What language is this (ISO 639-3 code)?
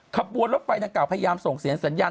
tha